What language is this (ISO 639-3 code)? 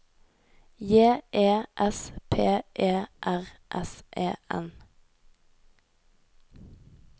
nor